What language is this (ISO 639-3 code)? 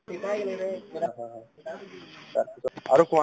asm